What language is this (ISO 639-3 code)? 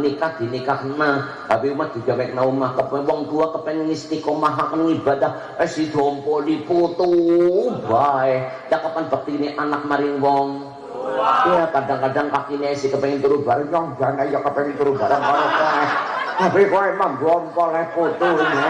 ind